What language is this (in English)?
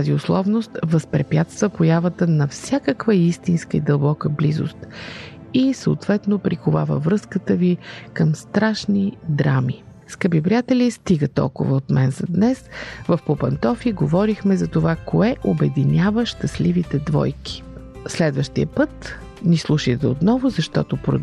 Bulgarian